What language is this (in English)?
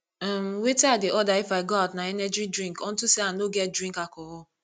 Nigerian Pidgin